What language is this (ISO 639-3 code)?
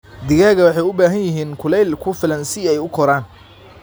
som